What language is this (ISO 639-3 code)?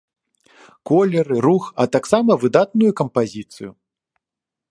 bel